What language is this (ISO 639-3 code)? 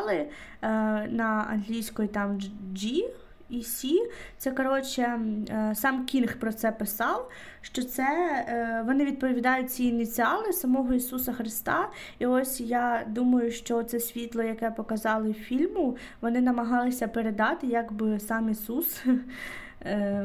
ukr